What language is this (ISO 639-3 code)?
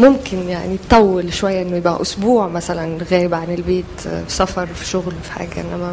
ara